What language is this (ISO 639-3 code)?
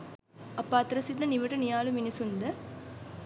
sin